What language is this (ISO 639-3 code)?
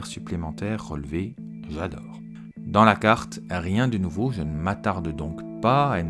fra